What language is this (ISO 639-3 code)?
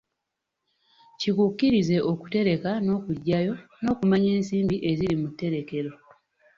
lug